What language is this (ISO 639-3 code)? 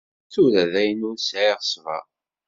kab